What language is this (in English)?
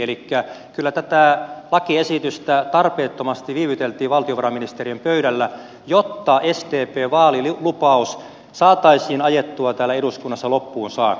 Finnish